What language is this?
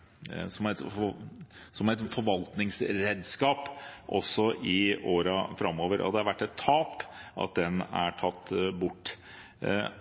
Norwegian Bokmål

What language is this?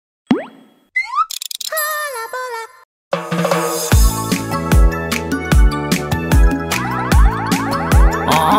English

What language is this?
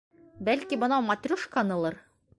Bashkir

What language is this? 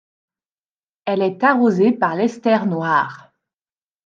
French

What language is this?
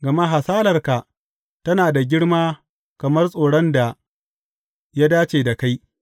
Hausa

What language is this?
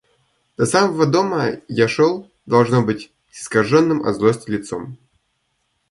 Russian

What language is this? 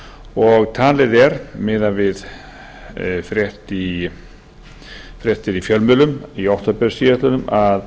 Icelandic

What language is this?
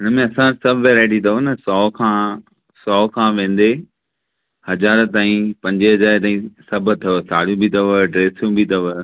Sindhi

